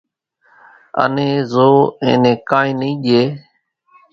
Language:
Kachi Koli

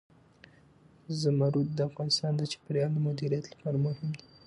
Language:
Pashto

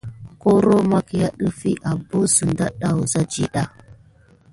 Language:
Gidar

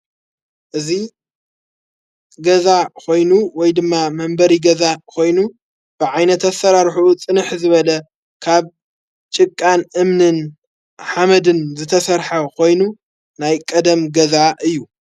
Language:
Tigrinya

